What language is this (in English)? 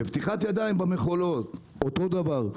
Hebrew